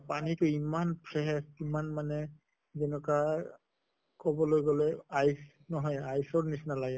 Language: Assamese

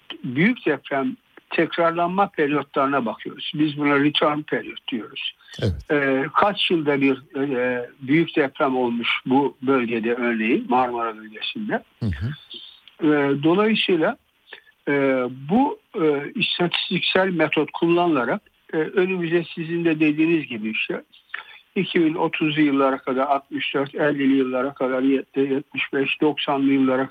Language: Turkish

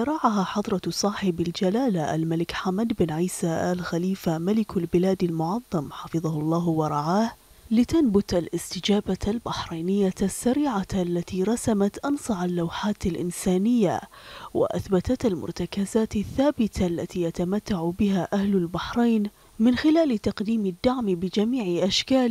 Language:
Arabic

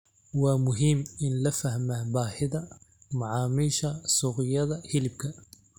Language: Somali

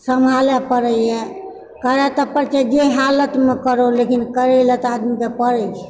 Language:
Maithili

